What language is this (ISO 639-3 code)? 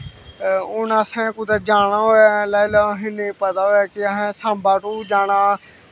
doi